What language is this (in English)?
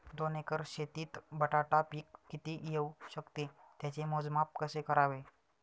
Marathi